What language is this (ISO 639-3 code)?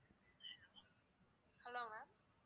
tam